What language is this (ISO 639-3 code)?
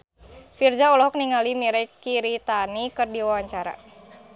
sun